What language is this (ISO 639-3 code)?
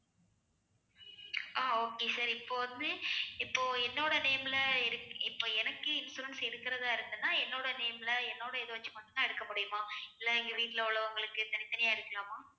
tam